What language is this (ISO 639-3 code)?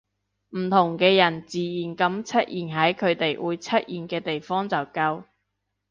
yue